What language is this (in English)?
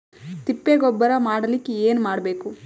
Kannada